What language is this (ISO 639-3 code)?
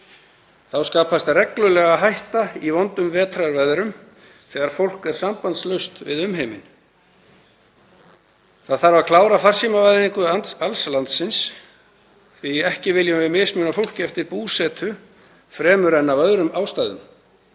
isl